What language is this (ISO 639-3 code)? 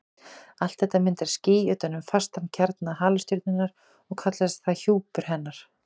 isl